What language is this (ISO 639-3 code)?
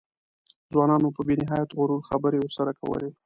pus